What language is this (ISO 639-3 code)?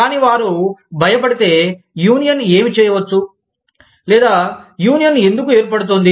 tel